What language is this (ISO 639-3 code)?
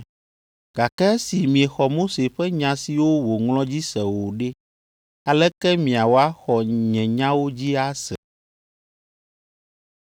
ewe